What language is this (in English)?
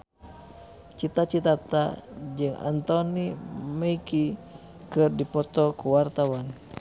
Sundanese